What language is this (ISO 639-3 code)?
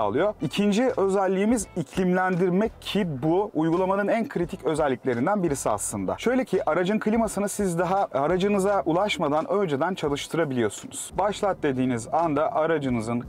tur